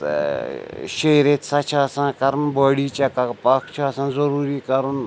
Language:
Kashmiri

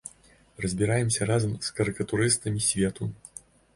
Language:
Belarusian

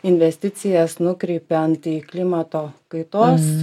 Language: Lithuanian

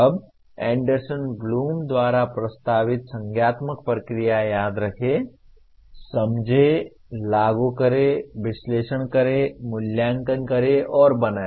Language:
Hindi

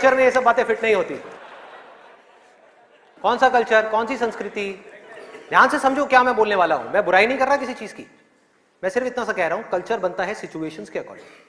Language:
Hindi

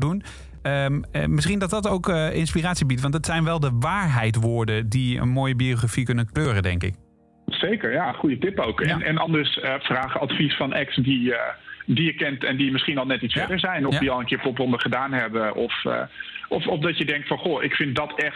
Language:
Dutch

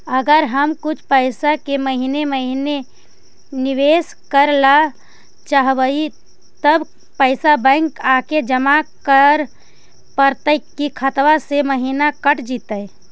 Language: Magahi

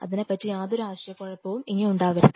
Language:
Malayalam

